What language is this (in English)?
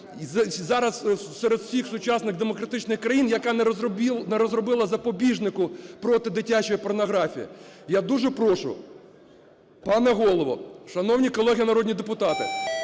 Ukrainian